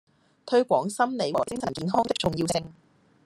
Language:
Cantonese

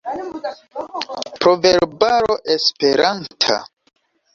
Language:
Esperanto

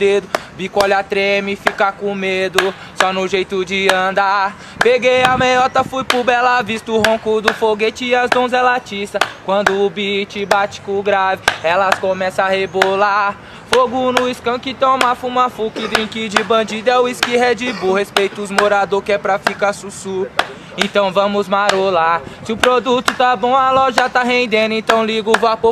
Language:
Portuguese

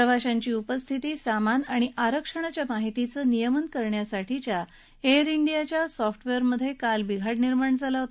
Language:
Marathi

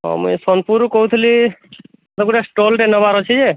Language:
Odia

